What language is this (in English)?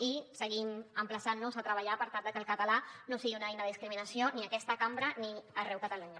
Catalan